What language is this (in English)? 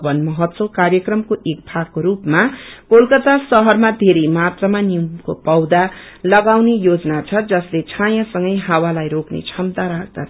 Nepali